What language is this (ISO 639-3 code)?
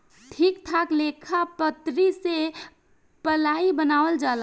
bho